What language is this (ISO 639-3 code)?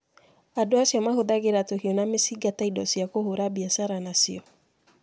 kik